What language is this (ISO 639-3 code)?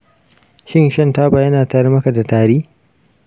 hau